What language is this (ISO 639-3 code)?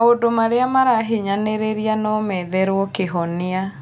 kik